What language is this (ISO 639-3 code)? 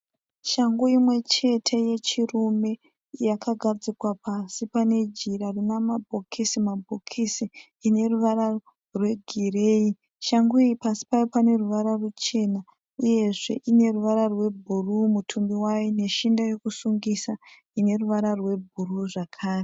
sna